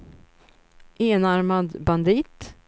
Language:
Swedish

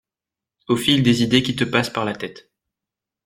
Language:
French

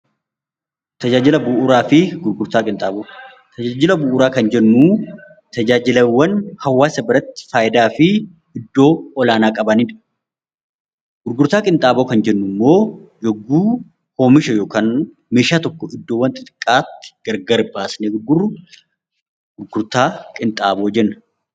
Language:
Oromo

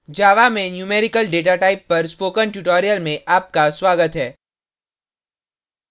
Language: Hindi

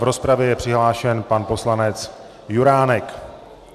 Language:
Czech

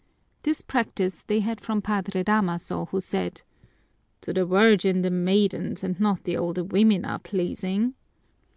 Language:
English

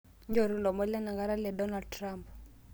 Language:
Masai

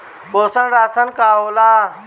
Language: Bhojpuri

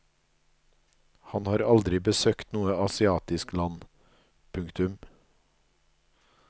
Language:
Norwegian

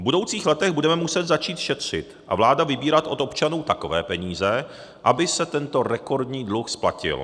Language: Czech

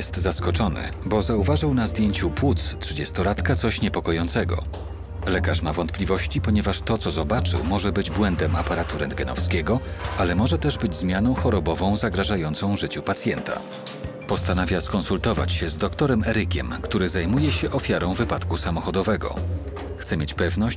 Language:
Polish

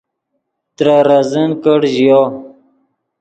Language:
Yidgha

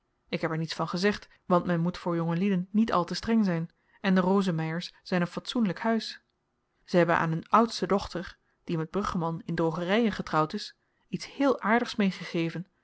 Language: Dutch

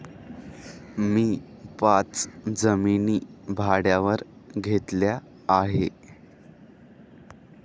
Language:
Marathi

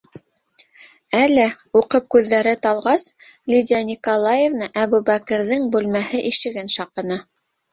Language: Bashkir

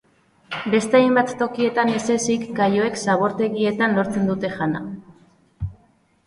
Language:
Basque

